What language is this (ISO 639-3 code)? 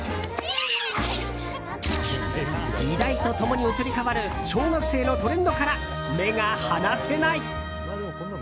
jpn